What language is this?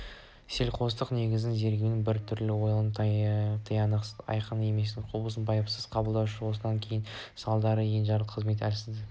Kazakh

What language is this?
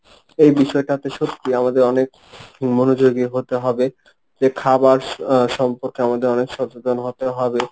Bangla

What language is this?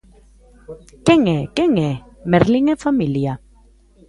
Galician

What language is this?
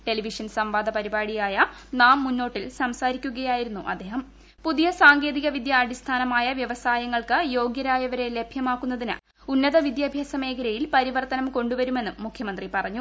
Malayalam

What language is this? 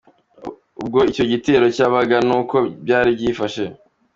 Kinyarwanda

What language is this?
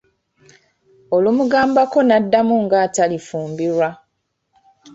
Ganda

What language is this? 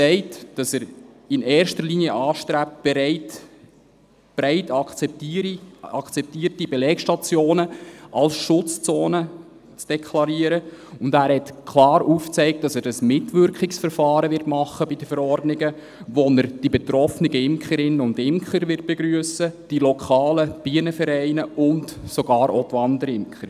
Swiss German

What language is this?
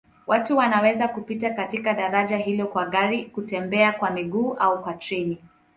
Swahili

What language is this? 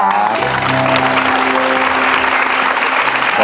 Thai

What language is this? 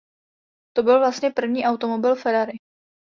Czech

